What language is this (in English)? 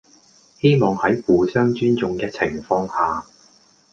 Cantonese